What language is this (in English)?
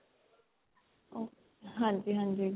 Punjabi